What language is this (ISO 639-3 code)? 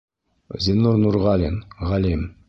bak